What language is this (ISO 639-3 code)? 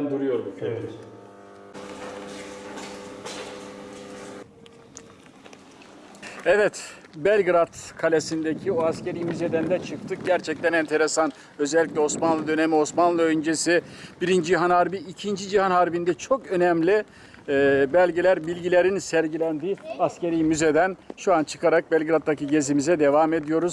tur